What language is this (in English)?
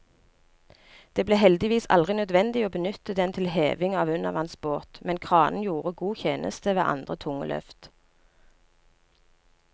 Norwegian